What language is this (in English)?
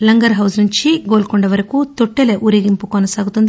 Telugu